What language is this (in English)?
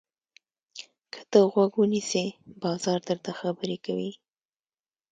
Pashto